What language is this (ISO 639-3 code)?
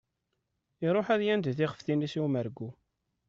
kab